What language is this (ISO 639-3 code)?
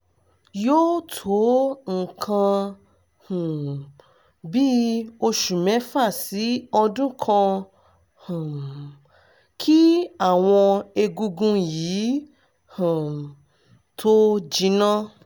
yor